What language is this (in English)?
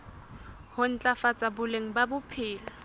Southern Sotho